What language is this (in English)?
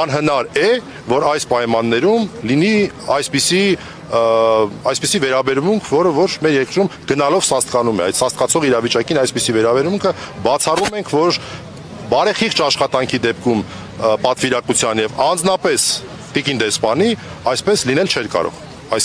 Romanian